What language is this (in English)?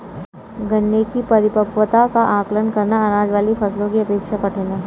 Hindi